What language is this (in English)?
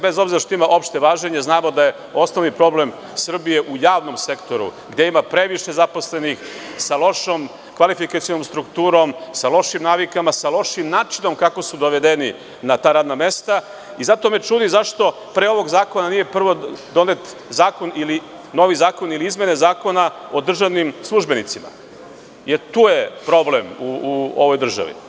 Serbian